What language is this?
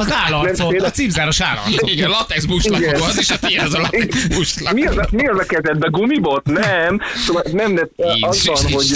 Hungarian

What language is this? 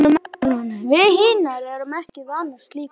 Icelandic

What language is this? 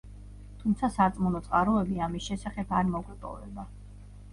Georgian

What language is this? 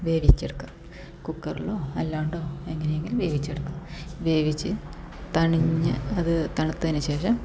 Malayalam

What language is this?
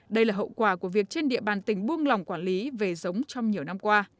Vietnamese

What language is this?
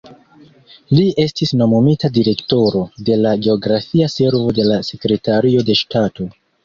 Esperanto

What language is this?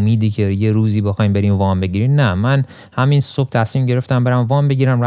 Persian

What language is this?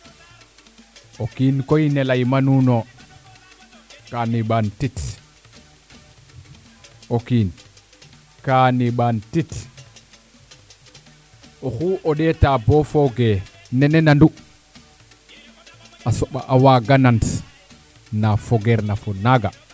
Serer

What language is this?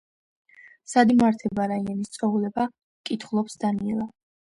Georgian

